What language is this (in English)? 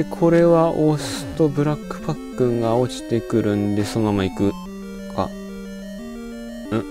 Japanese